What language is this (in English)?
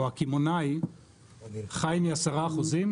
Hebrew